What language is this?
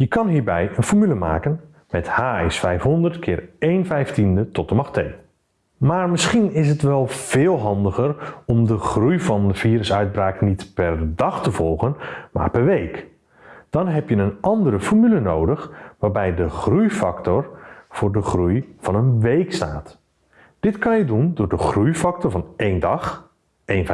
Dutch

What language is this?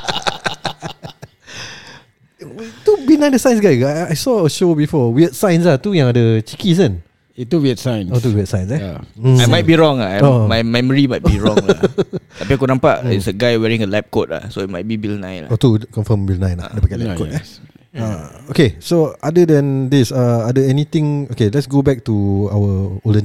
Malay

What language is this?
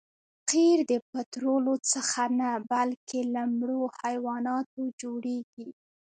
Pashto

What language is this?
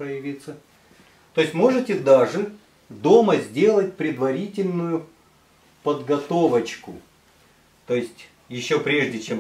Russian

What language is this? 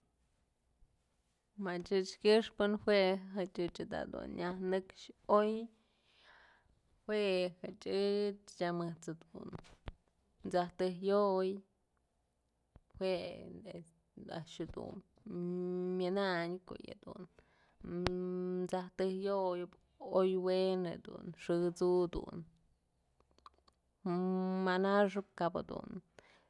Mazatlán Mixe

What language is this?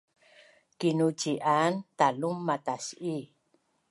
Bunun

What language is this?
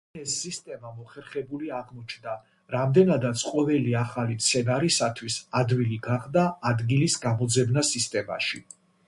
Georgian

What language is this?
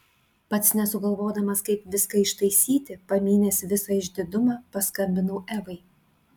Lithuanian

